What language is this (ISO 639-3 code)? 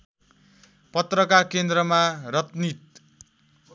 nep